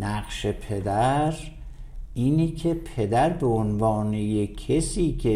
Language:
Persian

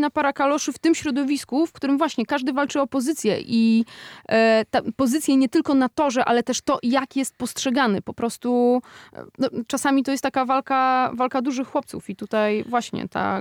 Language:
Polish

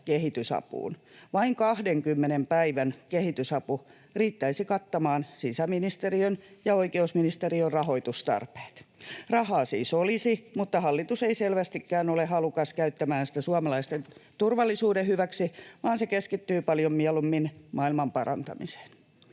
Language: Finnish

